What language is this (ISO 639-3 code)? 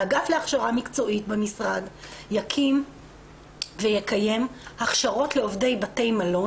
heb